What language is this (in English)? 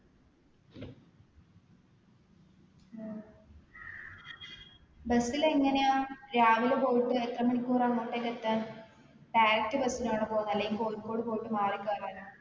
Malayalam